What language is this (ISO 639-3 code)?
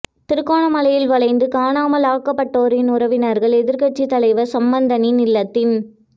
tam